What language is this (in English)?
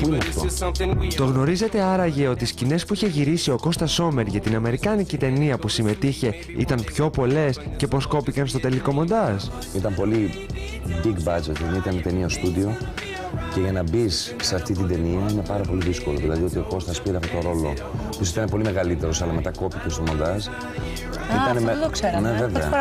Greek